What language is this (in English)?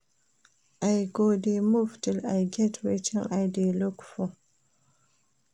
Nigerian Pidgin